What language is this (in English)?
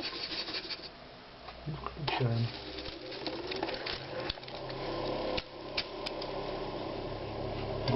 Russian